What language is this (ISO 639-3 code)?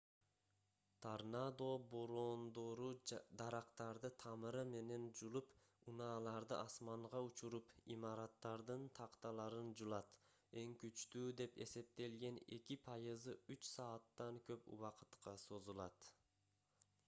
kir